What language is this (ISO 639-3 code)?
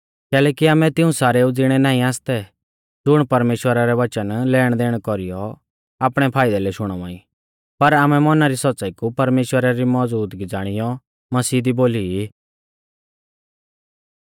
bfz